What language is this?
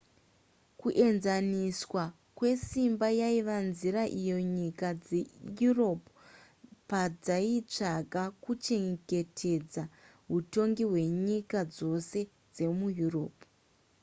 Shona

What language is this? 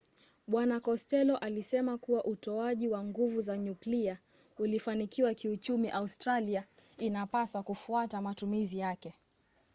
Swahili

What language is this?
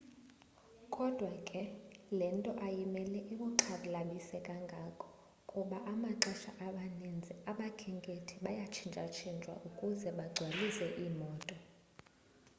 Xhosa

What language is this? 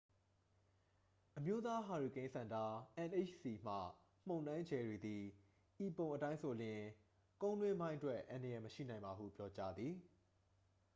Burmese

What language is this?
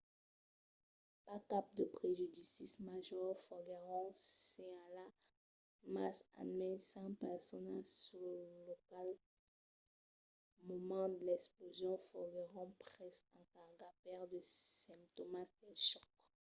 Occitan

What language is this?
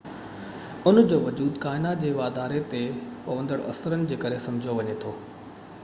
Sindhi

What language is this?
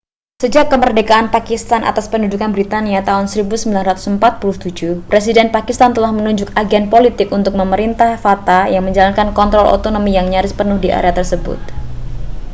Indonesian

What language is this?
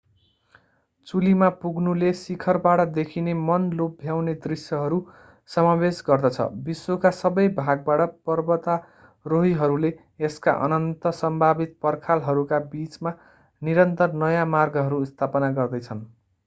Nepali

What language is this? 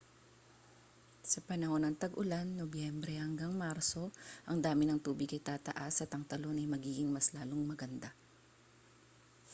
Filipino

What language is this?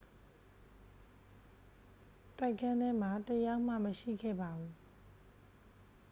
Burmese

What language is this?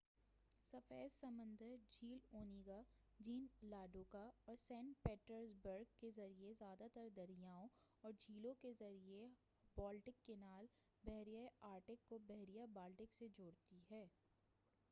Urdu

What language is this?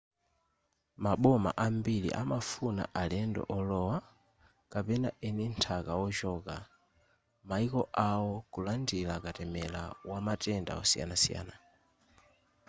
Nyanja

